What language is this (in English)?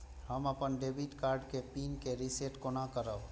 Maithili